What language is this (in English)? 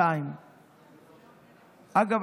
Hebrew